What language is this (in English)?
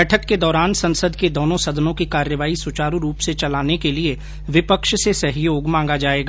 Hindi